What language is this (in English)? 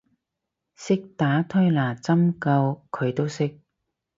Cantonese